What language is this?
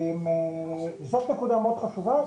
Hebrew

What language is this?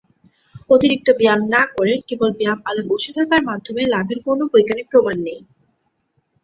Bangla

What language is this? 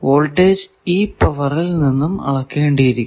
Malayalam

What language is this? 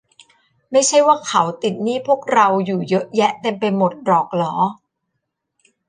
Thai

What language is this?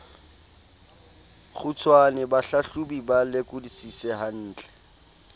Southern Sotho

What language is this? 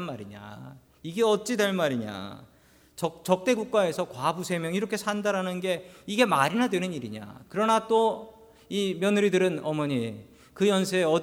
Korean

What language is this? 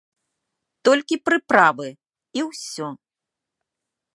Belarusian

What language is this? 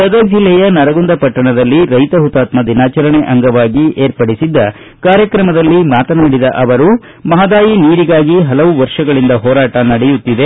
Kannada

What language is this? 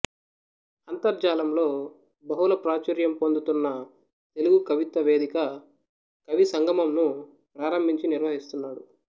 Telugu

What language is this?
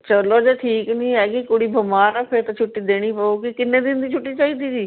Punjabi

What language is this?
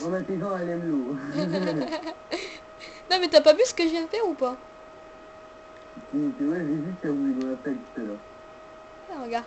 French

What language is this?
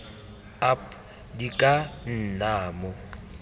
Tswana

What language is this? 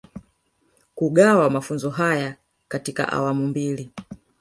Swahili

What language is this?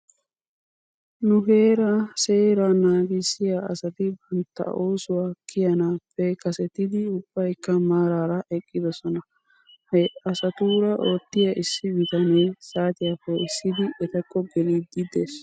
Wolaytta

